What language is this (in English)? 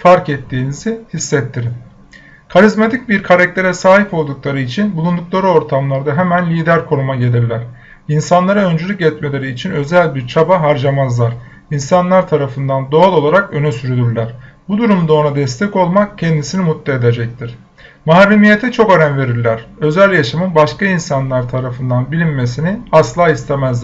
Turkish